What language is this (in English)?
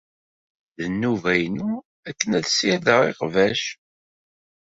Kabyle